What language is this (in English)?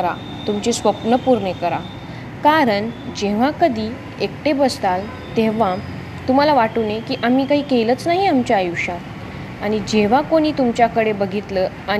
Marathi